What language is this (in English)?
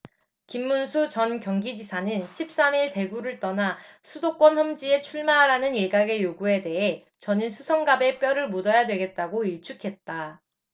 Korean